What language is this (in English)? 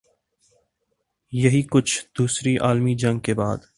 Urdu